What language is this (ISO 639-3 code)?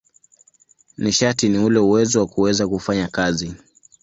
swa